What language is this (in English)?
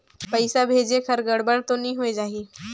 Chhattisgarhi